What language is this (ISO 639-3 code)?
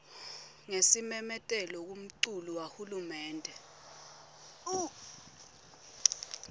ssw